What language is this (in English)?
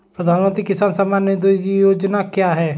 Hindi